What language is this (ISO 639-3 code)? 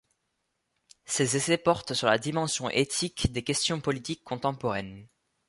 fra